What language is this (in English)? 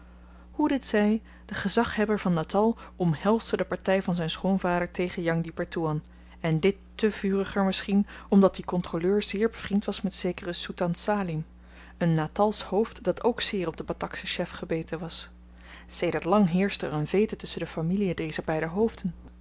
Dutch